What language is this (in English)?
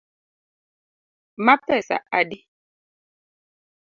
Luo (Kenya and Tanzania)